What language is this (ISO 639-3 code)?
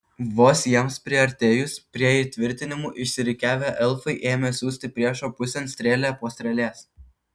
lit